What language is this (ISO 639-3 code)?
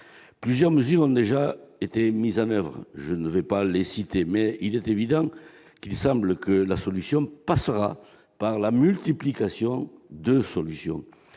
fra